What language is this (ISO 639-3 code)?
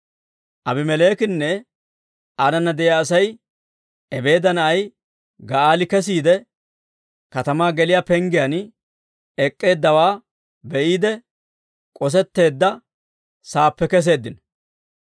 dwr